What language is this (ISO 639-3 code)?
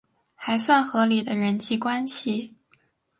zho